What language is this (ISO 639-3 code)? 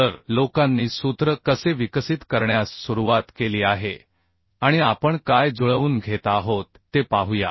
mar